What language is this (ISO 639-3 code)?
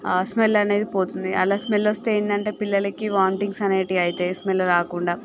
tel